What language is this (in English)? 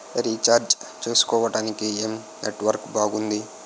Telugu